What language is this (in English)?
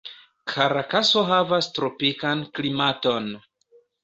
Esperanto